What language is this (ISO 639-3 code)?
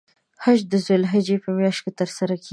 pus